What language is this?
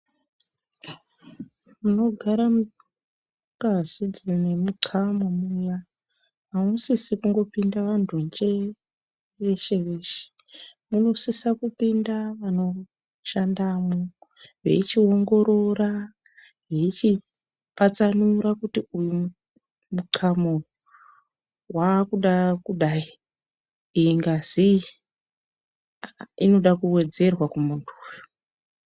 Ndau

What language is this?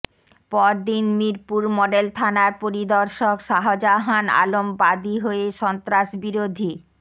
Bangla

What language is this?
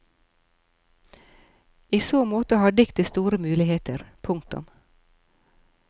Norwegian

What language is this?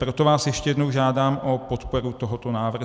Czech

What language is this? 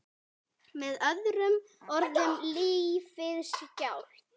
Icelandic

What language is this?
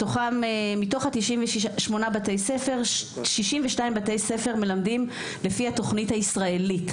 Hebrew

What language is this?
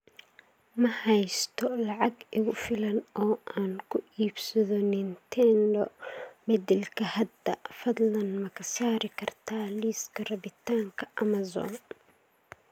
Somali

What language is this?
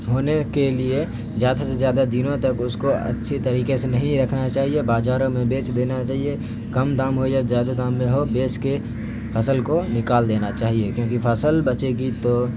Urdu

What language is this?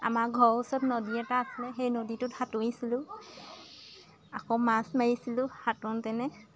Assamese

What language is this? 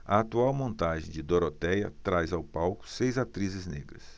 Portuguese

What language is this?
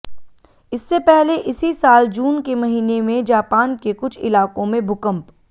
Hindi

